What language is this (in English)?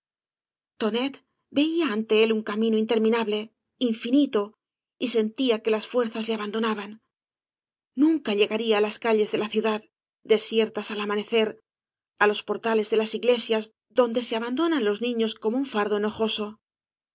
Spanish